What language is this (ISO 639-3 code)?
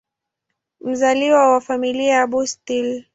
swa